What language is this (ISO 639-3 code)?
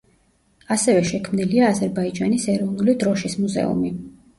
kat